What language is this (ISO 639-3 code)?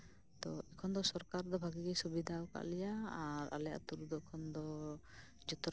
sat